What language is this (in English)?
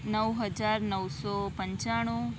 Gujarati